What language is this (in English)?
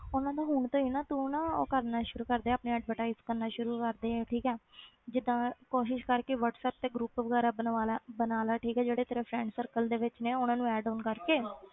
Punjabi